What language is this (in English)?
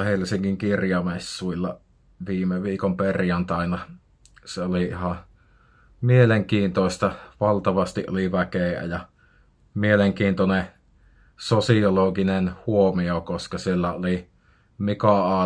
Finnish